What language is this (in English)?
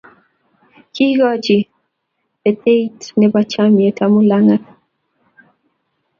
Kalenjin